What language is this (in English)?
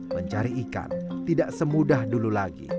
Indonesian